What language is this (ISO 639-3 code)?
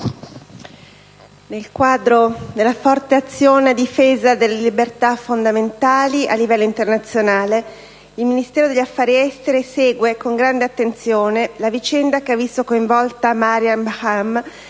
ita